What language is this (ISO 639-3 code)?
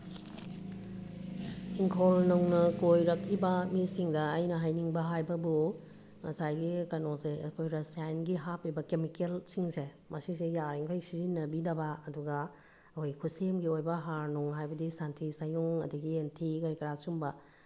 mni